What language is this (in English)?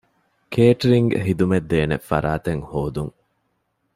Divehi